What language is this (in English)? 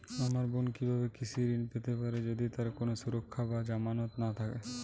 Bangla